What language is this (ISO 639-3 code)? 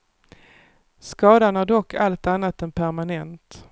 swe